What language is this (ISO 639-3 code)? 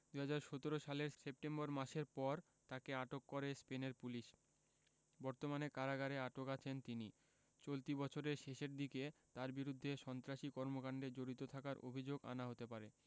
ben